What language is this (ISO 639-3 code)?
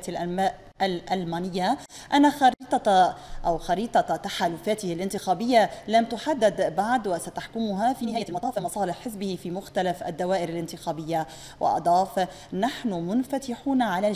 ara